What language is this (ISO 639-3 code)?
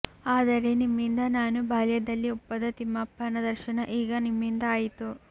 kan